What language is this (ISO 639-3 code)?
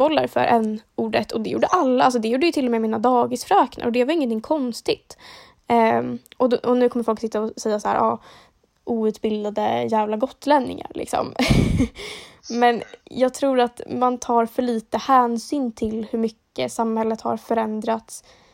swe